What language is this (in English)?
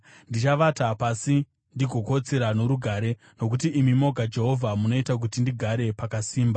Shona